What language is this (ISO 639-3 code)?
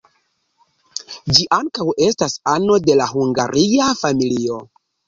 epo